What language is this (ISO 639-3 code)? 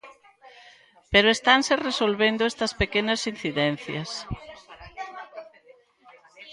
glg